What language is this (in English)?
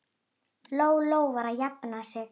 Icelandic